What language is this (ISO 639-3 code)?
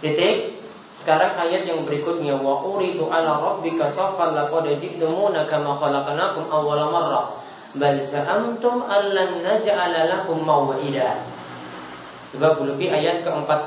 ind